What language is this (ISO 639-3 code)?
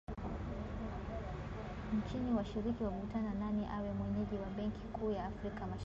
swa